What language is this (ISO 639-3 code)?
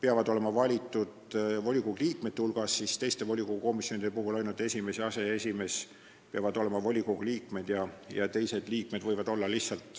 est